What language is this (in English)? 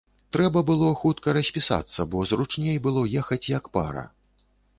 Belarusian